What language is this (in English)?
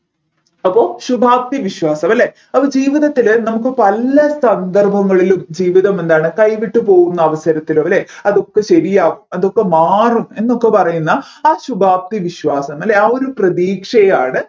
Malayalam